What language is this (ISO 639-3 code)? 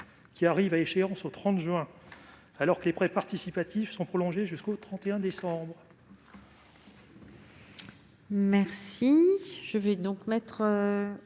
fra